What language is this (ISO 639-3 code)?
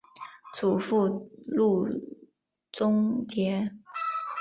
zho